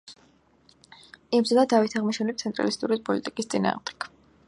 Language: Georgian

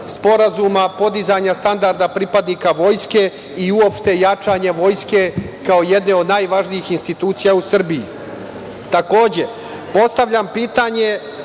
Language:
Serbian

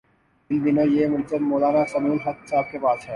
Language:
Urdu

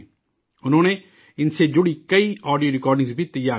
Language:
Urdu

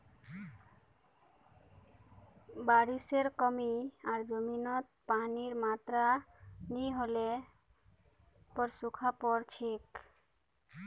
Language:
Magahi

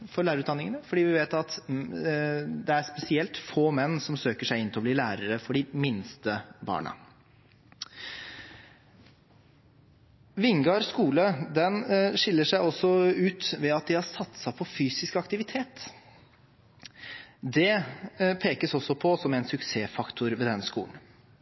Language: Norwegian Bokmål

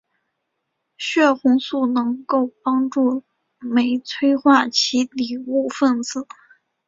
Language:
Chinese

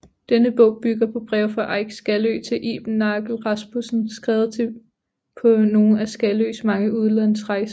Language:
Danish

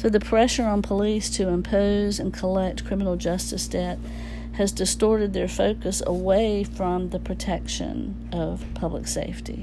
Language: English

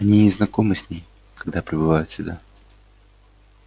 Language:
Russian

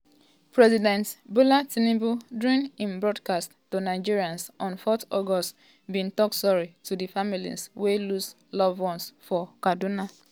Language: Nigerian Pidgin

